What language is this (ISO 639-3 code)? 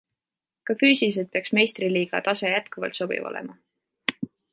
est